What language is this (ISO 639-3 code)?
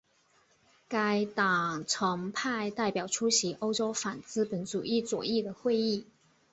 zho